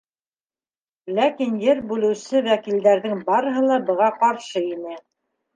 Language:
Bashkir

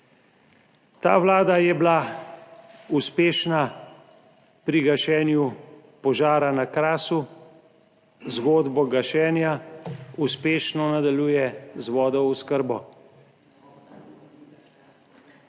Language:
Slovenian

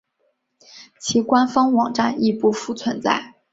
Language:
Chinese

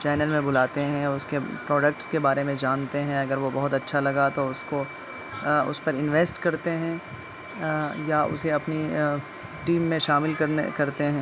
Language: Urdu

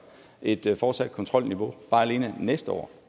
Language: Danish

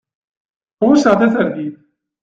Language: Kabyle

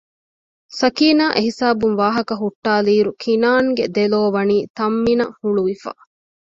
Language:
Divehi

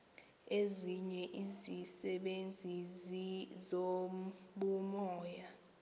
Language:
Xhosa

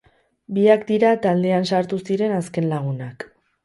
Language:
Basque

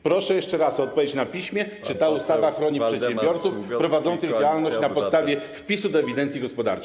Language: Polish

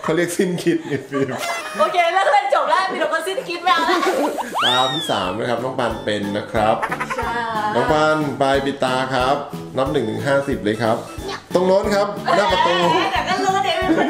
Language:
Thai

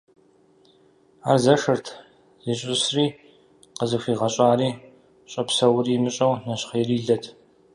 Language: Kabardian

